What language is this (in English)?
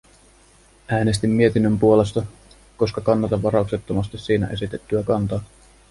Finnish